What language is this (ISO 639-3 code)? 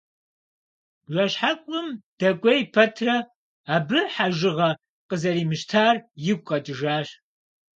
kbd